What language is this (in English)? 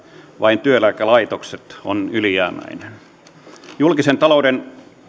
Finnish